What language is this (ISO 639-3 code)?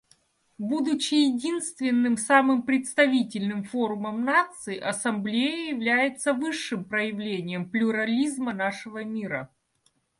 rus